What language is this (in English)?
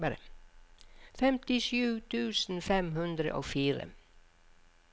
Norwegian